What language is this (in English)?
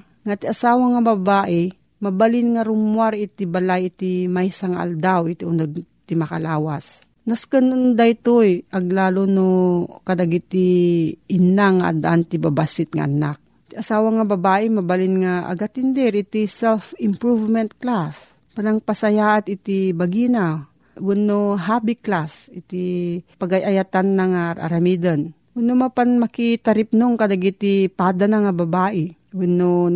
Filipino